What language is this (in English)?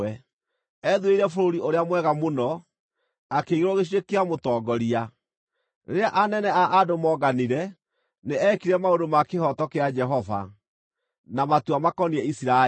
Kikuyu